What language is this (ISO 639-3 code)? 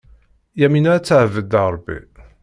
kab